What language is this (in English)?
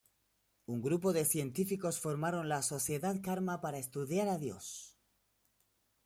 Spanish